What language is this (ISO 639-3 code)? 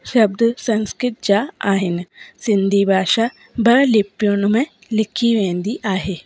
snd